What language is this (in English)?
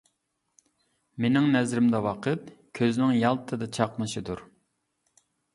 Uyghur